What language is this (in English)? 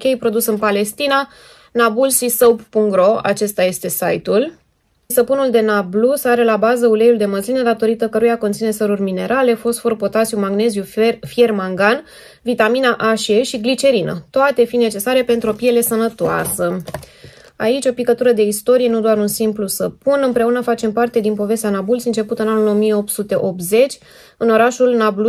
Romanian